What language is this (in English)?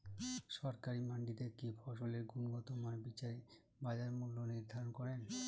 Bangla